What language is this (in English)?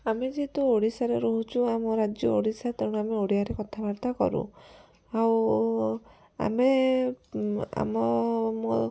Odia